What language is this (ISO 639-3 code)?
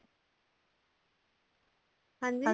pan